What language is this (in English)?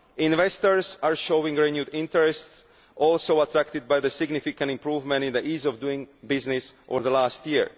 English